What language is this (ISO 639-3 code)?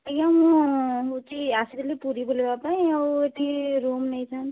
ori